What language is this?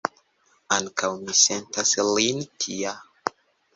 Esperanto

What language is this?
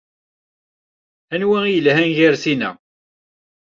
Kabyle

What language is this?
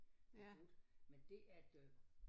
Danish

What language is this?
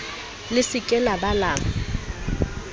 Southern Sotho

